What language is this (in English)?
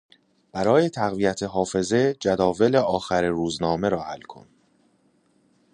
Persian